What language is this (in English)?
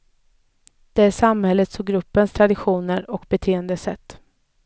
Swedish